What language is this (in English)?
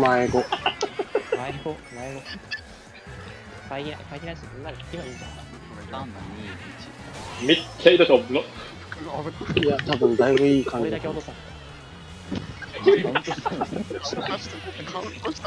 Japanese